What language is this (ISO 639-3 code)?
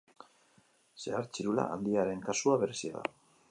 eus